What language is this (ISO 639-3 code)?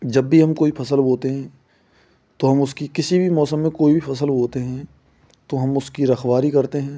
hin